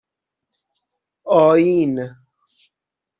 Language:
Persian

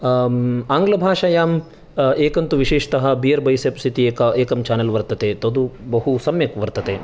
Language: Sanskrit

